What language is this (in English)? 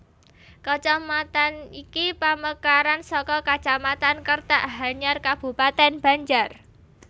Javanese